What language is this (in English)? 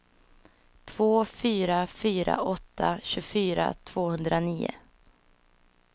Swedish